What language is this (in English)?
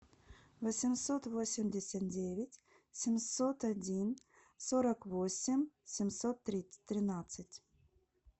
Russian